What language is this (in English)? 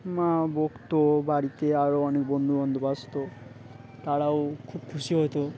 Bangla